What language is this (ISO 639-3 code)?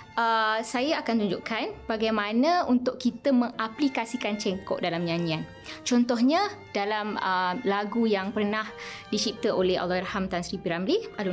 msa